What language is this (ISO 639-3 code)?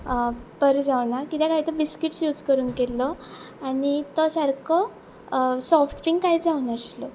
kok